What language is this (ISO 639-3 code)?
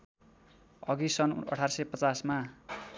nep